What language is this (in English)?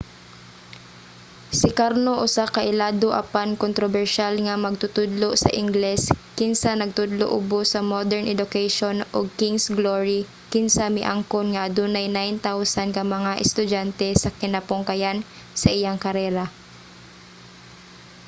Cebuano